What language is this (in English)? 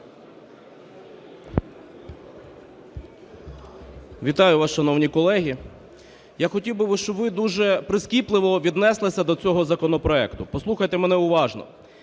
Ukrainian